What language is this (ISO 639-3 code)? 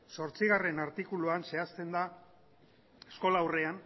eus